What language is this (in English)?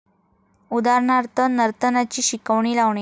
Marathi